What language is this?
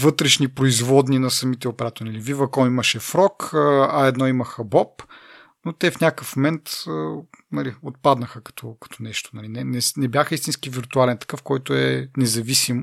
Bulgarian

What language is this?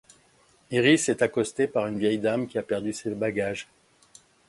French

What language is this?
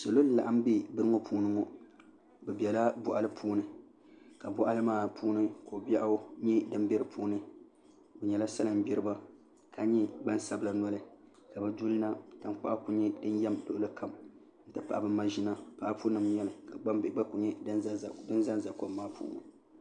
Dagbani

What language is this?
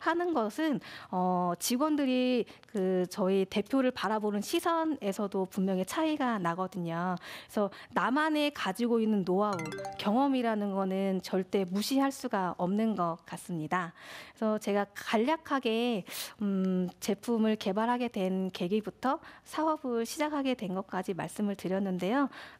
Korean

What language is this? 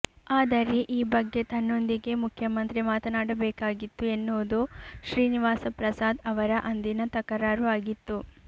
Kannada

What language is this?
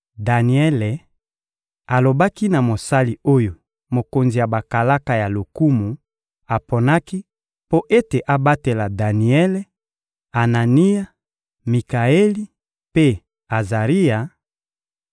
Lingala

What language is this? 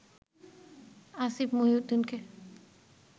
Bangla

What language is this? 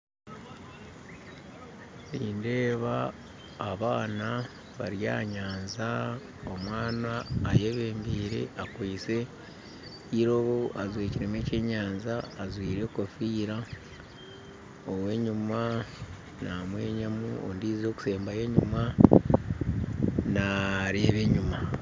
Nyankole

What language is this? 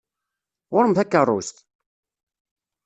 Kabyle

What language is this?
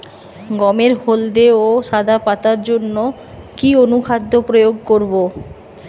Bangla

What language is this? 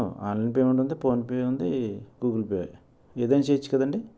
Telugu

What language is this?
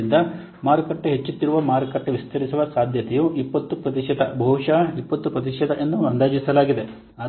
Kannada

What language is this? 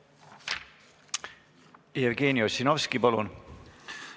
Estonian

